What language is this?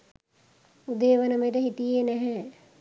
Sinhala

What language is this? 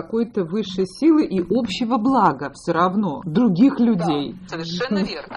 Russian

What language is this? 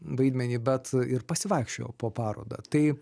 Lithuanian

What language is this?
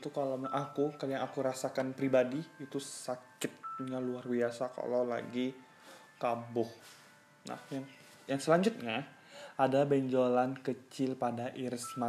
Indonesian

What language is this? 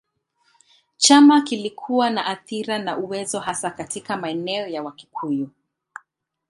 Swahili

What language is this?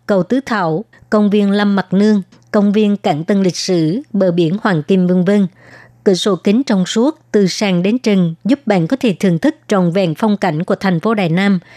Vietnamese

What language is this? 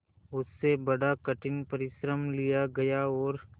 Hindi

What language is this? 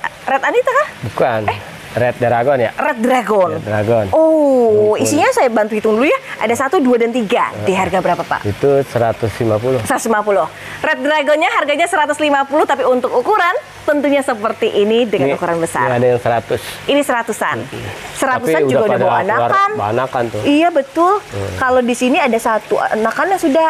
Indonesian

